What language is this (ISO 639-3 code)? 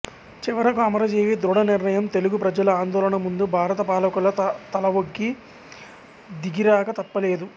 tel